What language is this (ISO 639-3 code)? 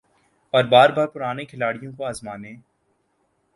urd